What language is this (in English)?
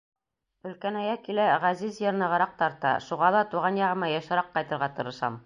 Bashkir